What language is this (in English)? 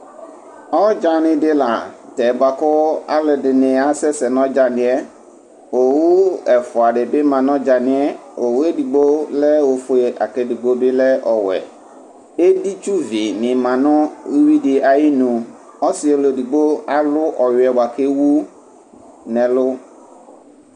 Ikposo